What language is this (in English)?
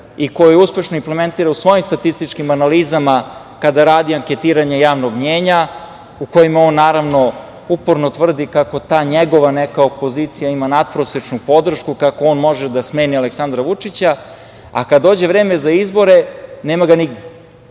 Serbian